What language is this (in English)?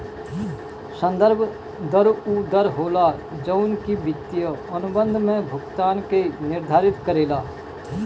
Bhojpuri